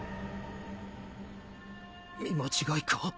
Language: Japanese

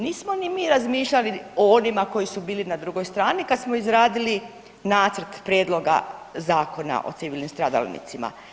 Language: Croatian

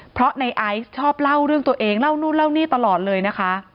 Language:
Thai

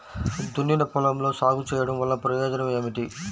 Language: Telugu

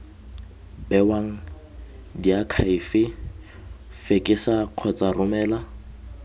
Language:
Tswana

